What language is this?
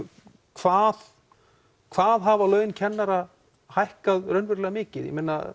Icelandic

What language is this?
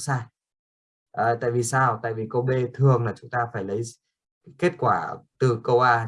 Vietnamese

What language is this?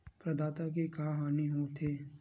Chhattisgarhi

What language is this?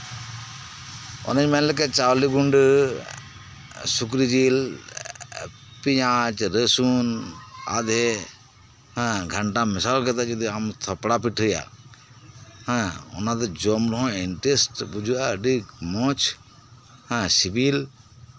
Santali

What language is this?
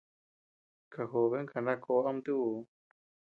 Tepeuxila Cuicatec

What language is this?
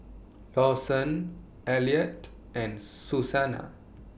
English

